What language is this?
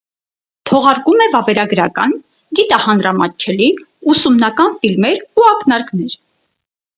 Armenian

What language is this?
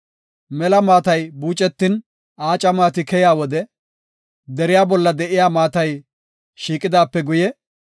Gofa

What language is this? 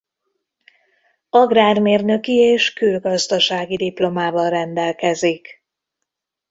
Hungarian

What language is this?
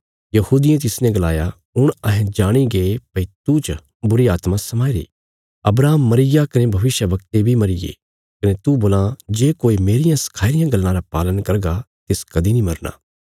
Bilaspuri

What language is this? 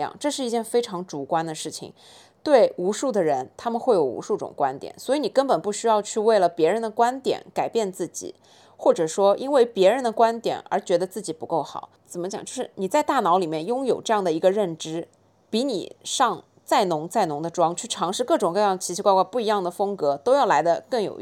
Chinese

